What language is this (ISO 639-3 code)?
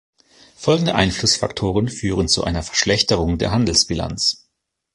deu